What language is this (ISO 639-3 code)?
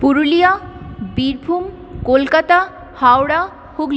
ben